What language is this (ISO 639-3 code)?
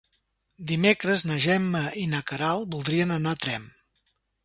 cat